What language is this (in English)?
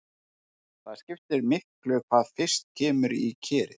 Icelandic